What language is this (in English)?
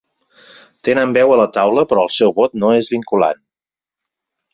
Catalan